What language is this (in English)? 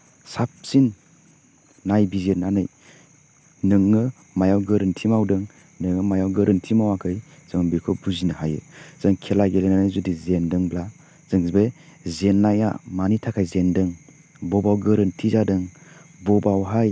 Bodo